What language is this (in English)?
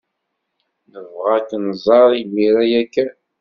Kabyle